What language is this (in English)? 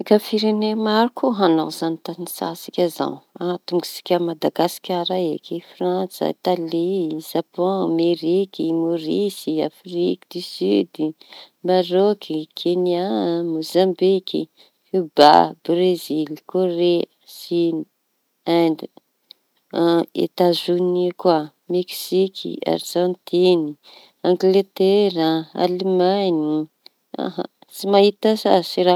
Tanosy Malagasy